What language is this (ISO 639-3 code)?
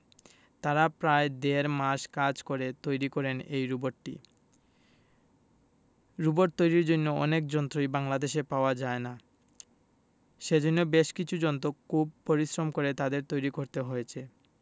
ben